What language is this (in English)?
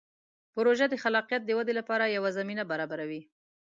Pashto